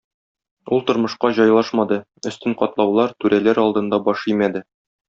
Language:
Tatar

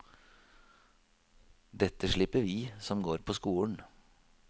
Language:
Norwegian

